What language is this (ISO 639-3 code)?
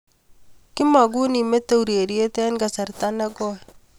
kln